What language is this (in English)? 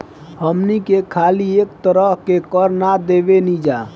Bhojpuri